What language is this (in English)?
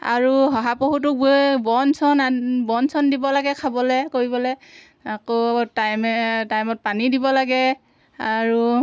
Assamese